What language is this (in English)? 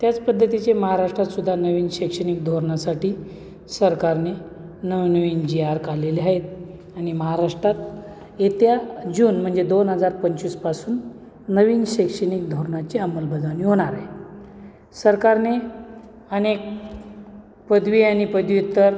Marathi